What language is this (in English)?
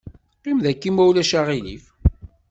Kabyle